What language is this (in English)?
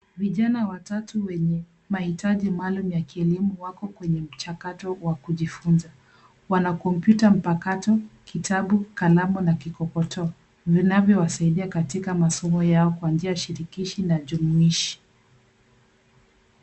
Swahili